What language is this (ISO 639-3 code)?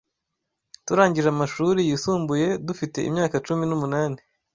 kin